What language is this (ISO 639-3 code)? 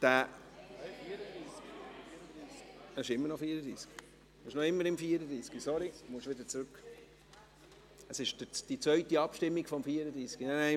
gsw